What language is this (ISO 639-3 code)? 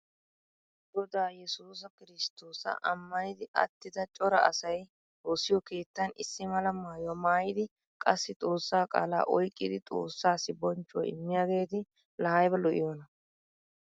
wal